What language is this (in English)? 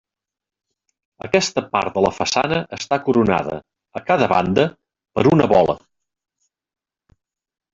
Catalan